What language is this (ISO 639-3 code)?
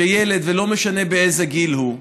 heb